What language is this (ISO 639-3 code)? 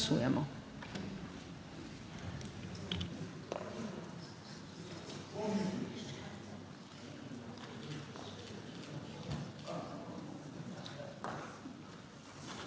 slv